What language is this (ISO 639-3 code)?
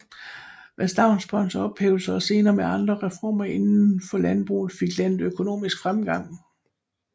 dan